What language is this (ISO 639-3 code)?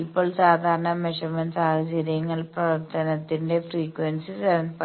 mal